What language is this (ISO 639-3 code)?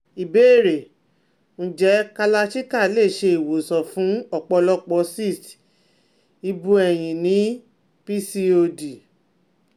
yor